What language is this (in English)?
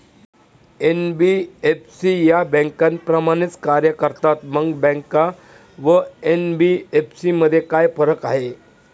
Marathi